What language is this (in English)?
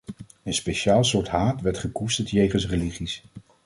Dutch